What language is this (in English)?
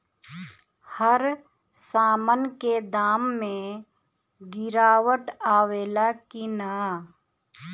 Bhojpuri